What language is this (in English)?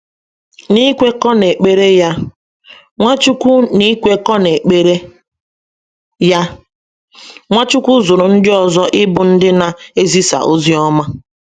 Igbo